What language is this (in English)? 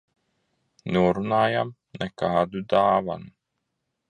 Latvian